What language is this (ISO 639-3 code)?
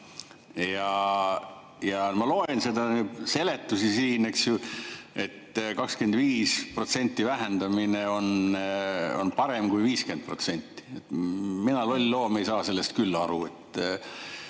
est